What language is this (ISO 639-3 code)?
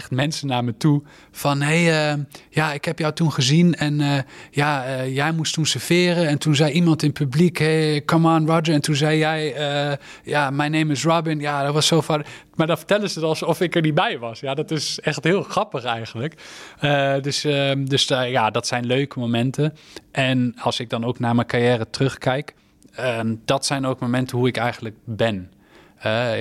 nld